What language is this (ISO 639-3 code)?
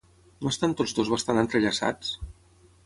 cat